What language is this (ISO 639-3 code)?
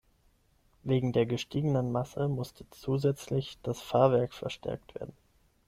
deu